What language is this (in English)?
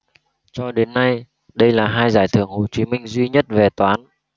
Vietnamese